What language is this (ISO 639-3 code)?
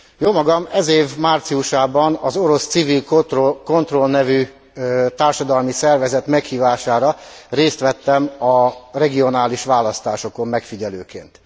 hun